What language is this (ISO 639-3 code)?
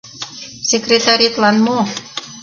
chm